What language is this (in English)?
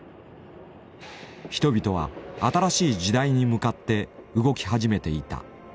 Japanese